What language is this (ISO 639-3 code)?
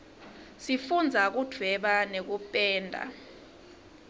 ssw